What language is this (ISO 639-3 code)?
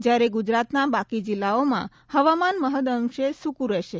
guj